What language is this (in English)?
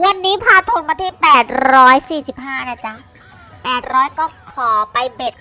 Thai